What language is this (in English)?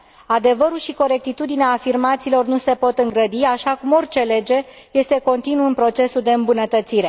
Romanian